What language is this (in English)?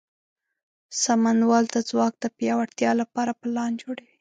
Pashto